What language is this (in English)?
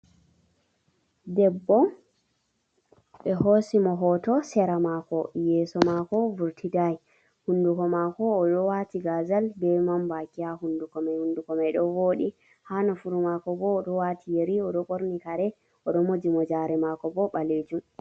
Fula